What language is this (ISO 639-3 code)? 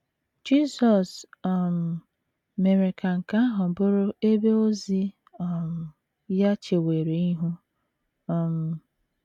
ibo